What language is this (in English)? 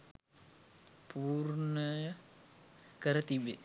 Sinhala